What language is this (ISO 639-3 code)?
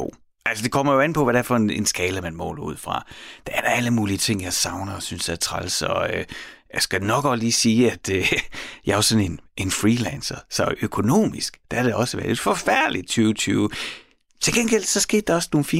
dan